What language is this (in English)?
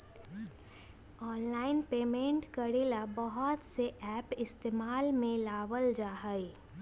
Magahi